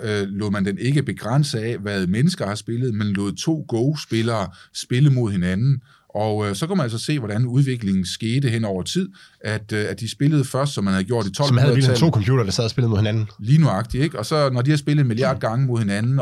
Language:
Danish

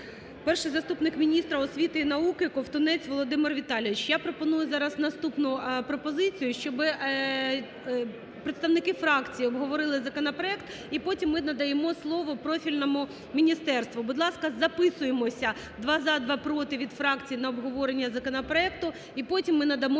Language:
Ukrainian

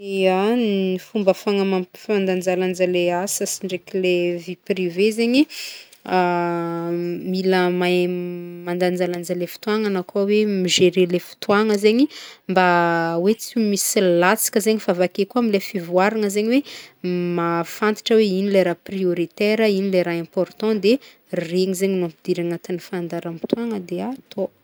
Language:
Northern Betsimisaraka Malagasy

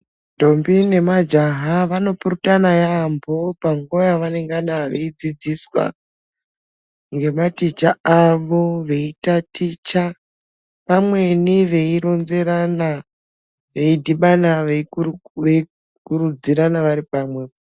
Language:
Ndau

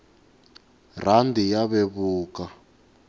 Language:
Tsonga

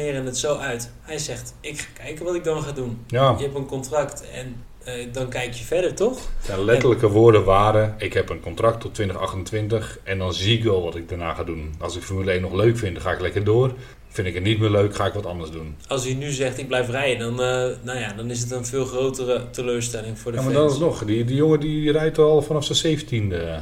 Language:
Dutch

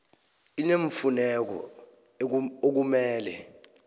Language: South Ndebele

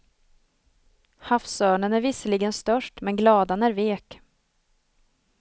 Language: Swedish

